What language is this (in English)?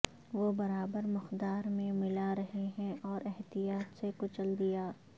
Urdu